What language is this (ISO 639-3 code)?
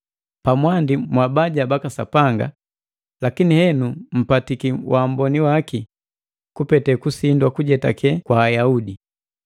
mgv